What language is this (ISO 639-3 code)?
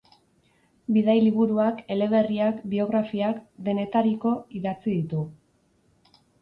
eus